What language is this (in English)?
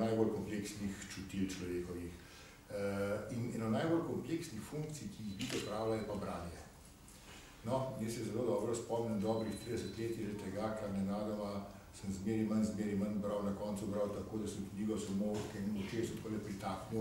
Romanian